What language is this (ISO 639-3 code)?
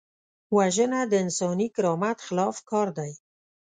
pus